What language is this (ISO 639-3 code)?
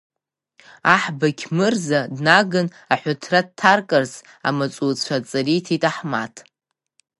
abk